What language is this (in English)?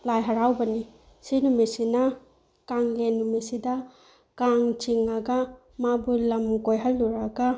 Manipuri